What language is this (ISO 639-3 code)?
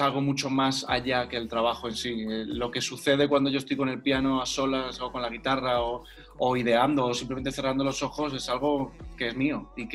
spa